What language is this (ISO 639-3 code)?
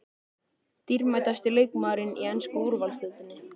isl